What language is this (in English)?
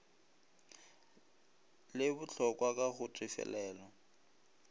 Northern Sotho